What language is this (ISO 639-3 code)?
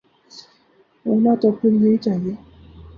urd